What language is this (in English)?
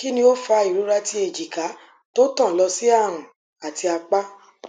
Yoruba